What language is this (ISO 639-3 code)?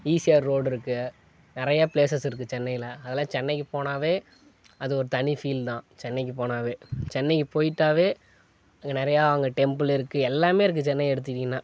tam